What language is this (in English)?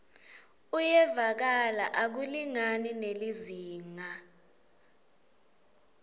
Swati